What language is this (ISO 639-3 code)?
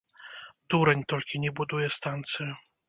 bel